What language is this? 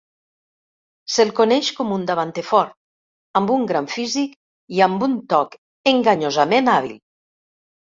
Catalan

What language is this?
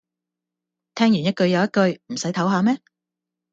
Cantonese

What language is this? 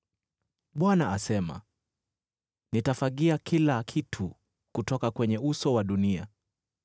Swahili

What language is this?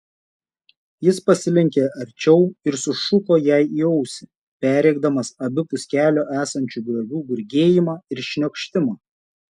Lithuanian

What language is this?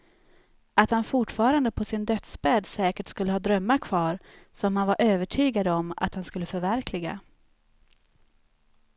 Swedish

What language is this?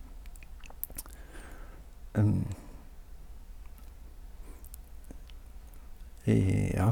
Norwegian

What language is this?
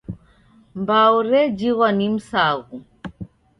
Taita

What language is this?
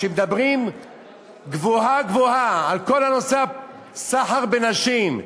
Hebrew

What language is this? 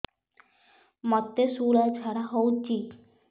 Odia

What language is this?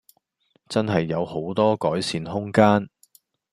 Cantonese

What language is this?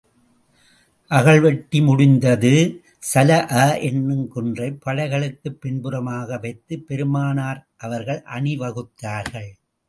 Tamil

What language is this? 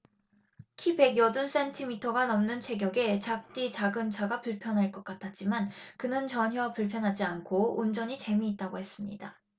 Korean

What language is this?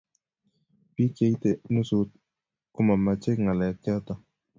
Kalenjin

